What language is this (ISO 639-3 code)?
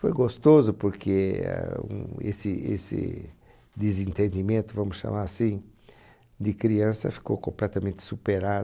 por